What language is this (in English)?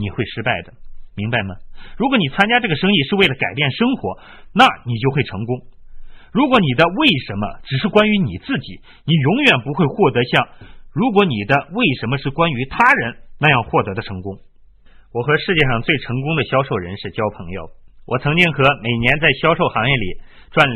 Chinese